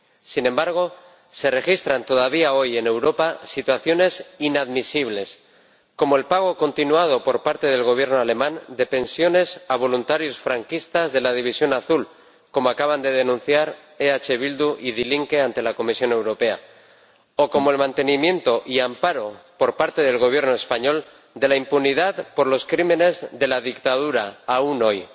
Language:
Spanish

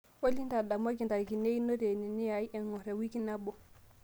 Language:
Masai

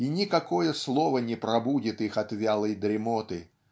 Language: Russian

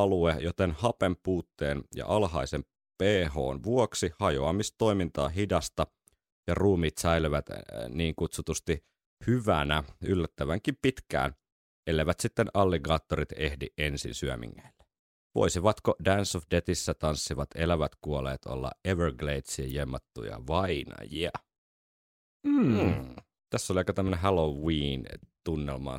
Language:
Finnish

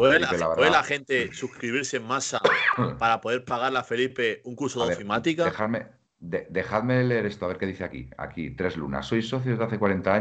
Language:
Spanish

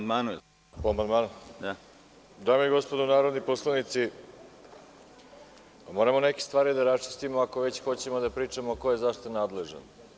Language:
Serbian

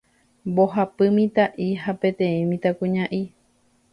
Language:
Guarani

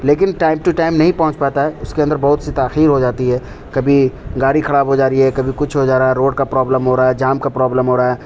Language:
Urdu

